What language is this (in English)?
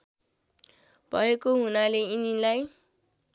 Nepali